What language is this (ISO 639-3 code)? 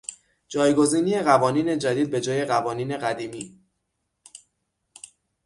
fas